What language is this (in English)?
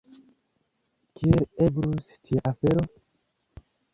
Esperanto